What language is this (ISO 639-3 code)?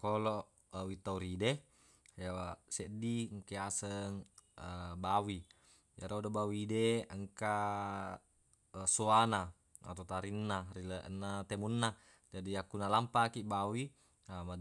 bug